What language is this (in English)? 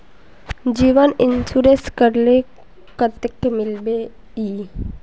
Magahi